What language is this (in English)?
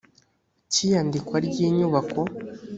Kinyarwanda